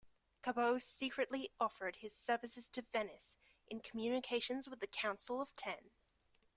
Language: English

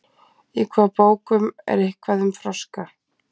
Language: Icelandic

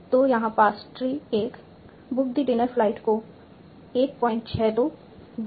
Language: Hindi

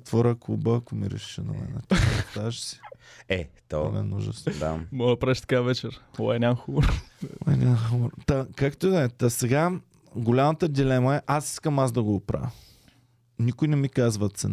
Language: Bulgarian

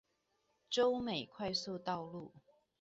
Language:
Chinese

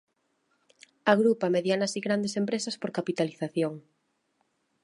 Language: Spanish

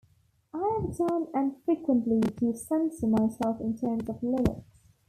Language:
English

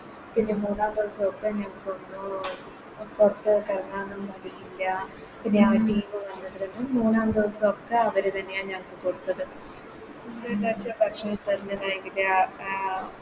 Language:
Malayalam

